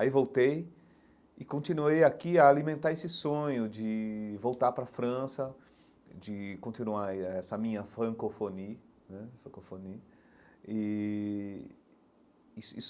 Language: Portuguese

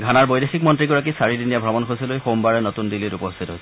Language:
Assamese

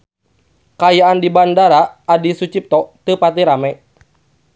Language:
Sundanese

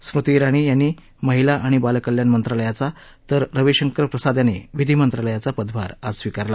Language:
Marathi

